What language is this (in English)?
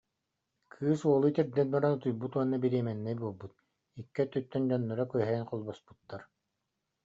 Yakut